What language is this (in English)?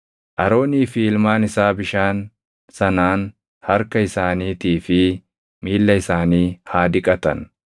Oromo